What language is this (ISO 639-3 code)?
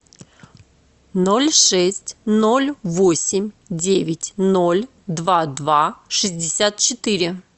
rus